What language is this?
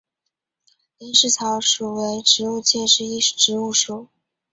Chinese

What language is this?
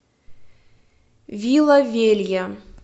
Russian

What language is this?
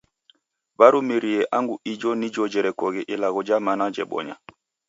Taita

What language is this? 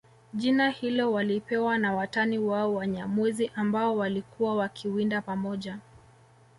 Swahili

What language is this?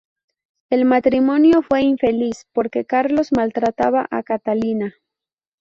Spanish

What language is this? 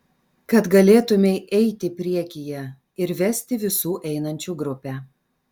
Lithuanian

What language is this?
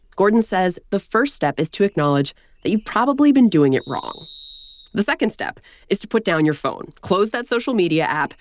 English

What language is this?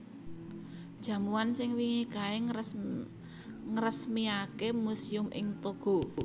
Javanese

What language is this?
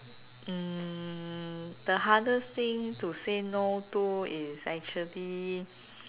English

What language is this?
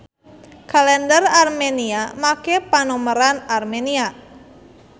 Sundanese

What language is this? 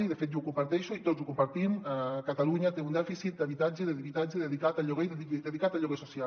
Catalan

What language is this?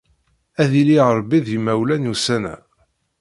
Kabyle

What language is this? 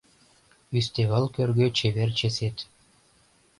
Mari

